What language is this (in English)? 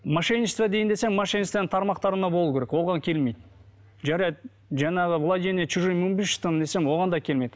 Kazakh